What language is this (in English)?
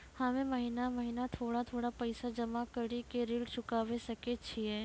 Maithili